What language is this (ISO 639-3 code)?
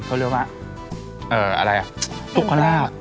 tha